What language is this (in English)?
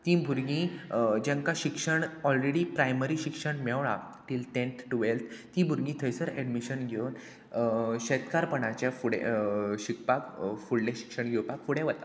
Konkani